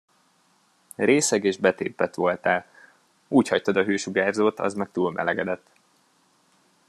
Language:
Hungarian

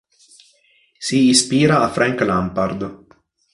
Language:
Italian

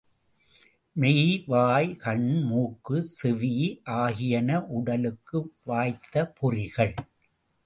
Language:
Tamil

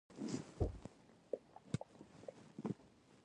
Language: Pashto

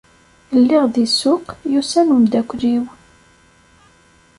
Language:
Kabyle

